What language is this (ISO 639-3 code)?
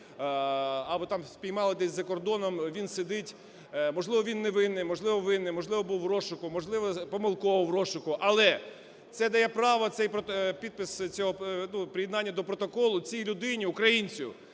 ukr